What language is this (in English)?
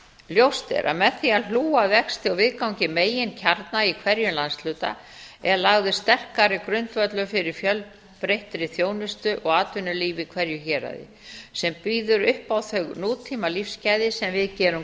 Icelandic